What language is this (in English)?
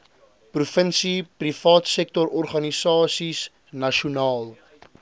Afrikaans